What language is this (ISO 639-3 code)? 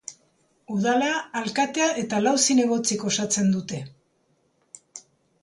eus